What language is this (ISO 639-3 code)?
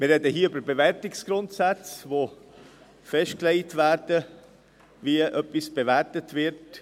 gsw